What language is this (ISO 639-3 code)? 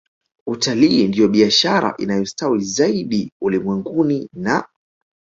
swa